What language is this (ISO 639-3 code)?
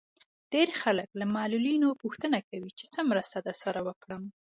pus